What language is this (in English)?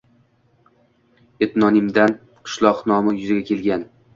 Uzbek